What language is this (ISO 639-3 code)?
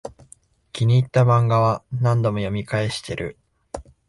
jpn